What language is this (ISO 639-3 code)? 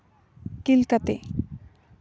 sat